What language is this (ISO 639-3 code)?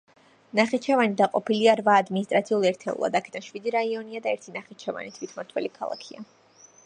kat